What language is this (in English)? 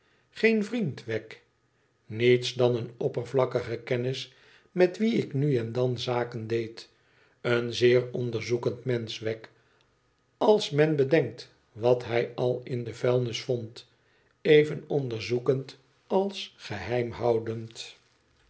Dutch